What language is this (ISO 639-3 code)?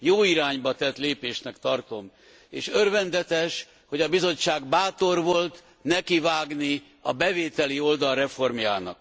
hun